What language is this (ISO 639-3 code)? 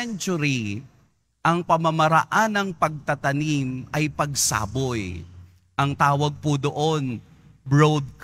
fil